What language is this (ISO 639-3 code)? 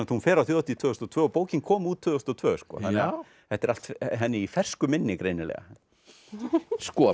isl